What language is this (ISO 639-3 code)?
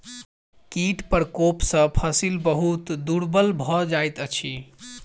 mai